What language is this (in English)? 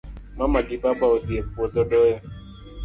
Luo (Kenya and Tanzania)